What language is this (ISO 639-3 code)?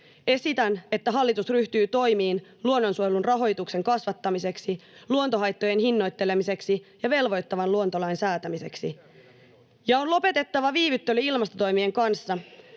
fin